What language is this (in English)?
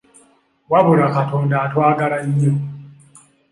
Ganda